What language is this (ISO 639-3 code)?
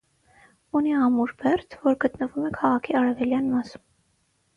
hye